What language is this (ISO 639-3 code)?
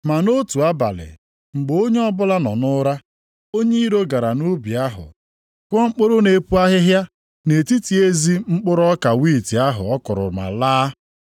ibo